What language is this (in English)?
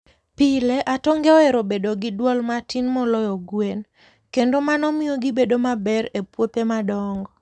Luo (Kenya and Tanzania)